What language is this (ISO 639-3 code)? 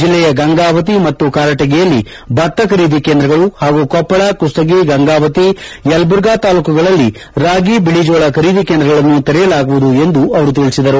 kan